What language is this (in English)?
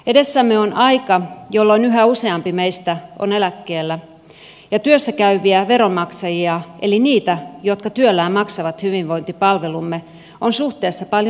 Finnish